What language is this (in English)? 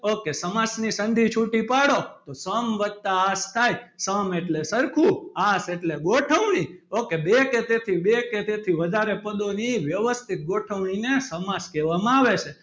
Gujarati